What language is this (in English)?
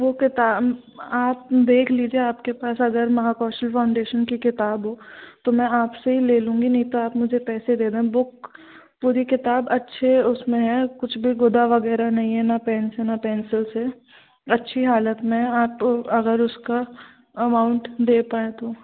Hindi